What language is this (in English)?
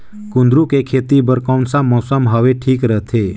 Chhattisgarhi